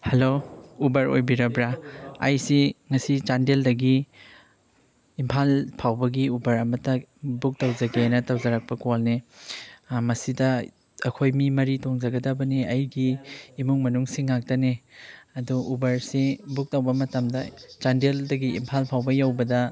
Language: Manipuri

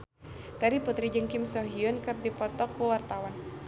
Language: Sundanese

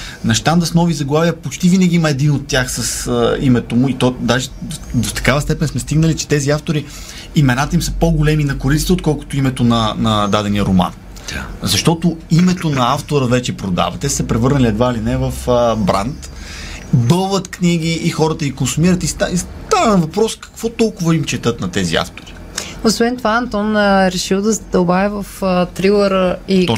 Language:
Bulgarian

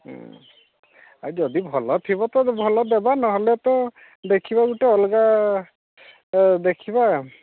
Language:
Odia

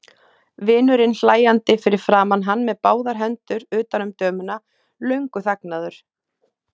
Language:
Icelandic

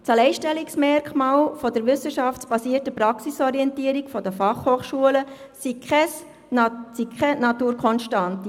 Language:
Swiss German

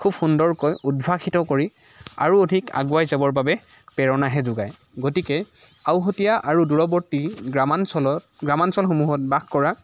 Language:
Assamese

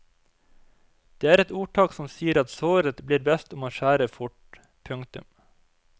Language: Norwegian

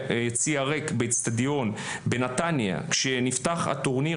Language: Hebrew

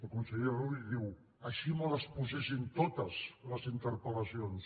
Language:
Catalan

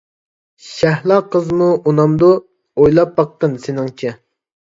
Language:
Uyghur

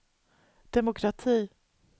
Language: Swedish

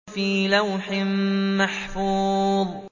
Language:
Arabic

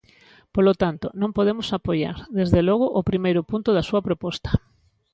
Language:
Galician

